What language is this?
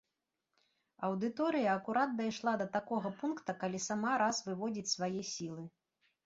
Belarusian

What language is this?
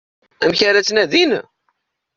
Kabyle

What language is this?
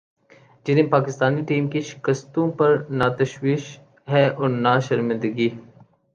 Urdu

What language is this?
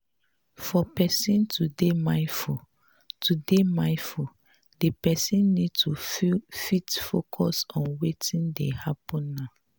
Nigerian Pidgin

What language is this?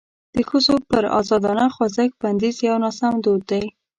Pashto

